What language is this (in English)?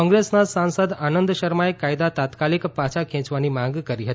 Gujarati